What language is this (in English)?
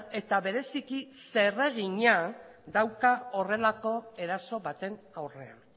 Basque